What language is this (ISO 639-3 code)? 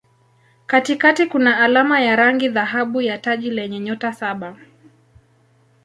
swa